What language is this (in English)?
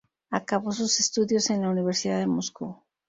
Spanish